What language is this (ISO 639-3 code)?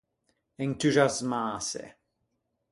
lij